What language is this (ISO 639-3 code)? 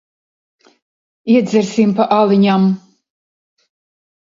lav